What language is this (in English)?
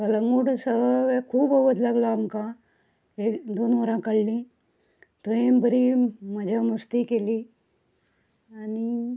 Konkani